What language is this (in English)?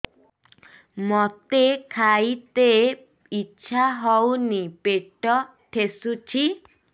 Odia